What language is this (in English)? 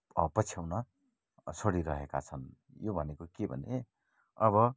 Nepali